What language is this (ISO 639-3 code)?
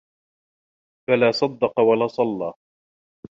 ara